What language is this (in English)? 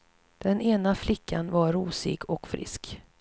Swedish